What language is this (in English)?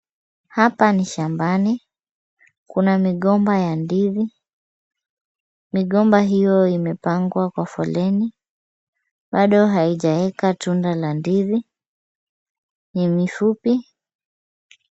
Swahili